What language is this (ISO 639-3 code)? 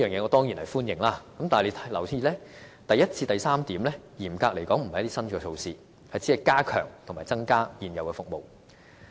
yue